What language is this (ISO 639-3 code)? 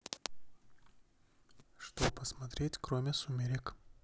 rus